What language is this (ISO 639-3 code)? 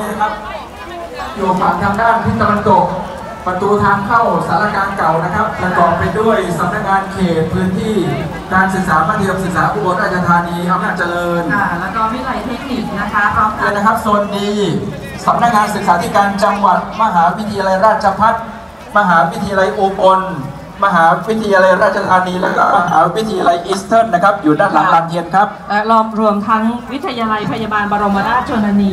tha